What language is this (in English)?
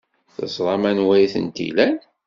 Kabyle